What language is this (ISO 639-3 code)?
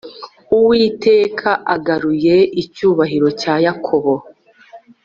kin